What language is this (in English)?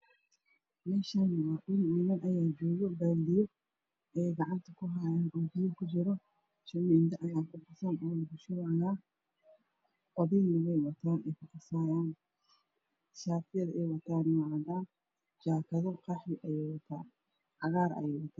Somali